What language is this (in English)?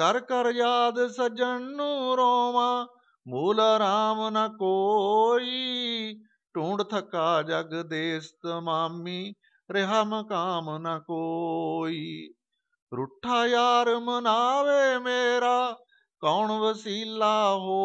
Hindi